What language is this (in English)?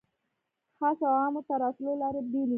Pashto